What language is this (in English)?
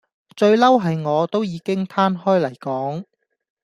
Cantonese